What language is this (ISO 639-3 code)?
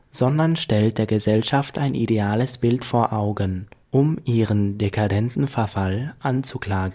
deu